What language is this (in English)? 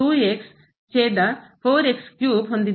Kannada